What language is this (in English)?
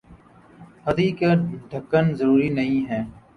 Urdu